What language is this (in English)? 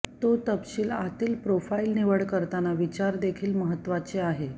Marathi